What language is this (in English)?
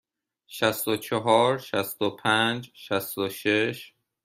Persian